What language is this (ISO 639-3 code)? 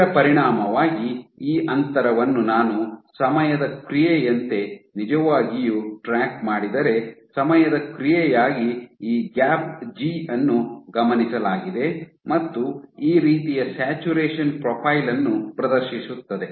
kan